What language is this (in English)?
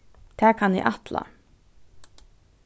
Faroese